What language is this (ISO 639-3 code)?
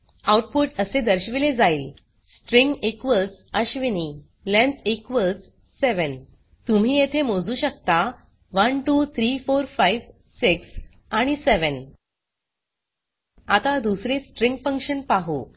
mar